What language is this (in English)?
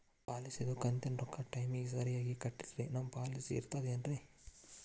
Kannada